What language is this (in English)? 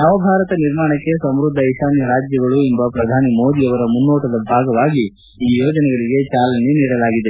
Kannada